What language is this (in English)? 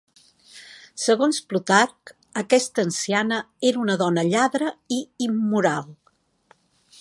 Catalan